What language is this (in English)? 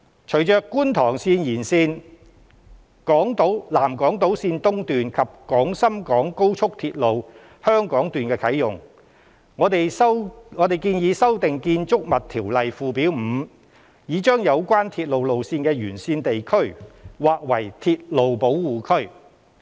Cantonese